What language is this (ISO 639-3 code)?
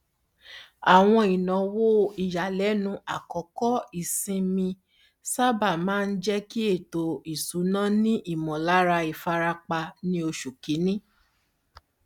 yor